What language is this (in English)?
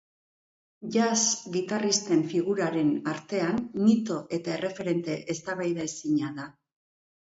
Basque